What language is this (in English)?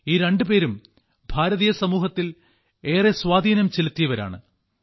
Malayalam